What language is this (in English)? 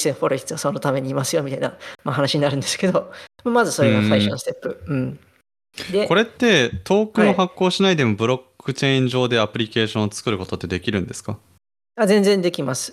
Japanese